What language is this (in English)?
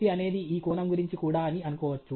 Telugu